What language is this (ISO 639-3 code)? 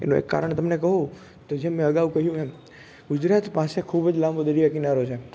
guj